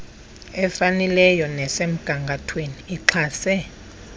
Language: Xhosa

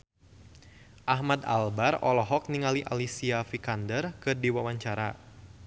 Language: Sundanese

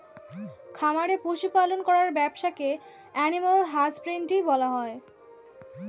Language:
Bangla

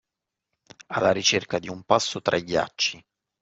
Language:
Italian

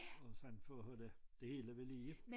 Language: Danish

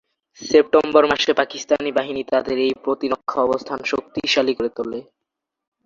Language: Bangla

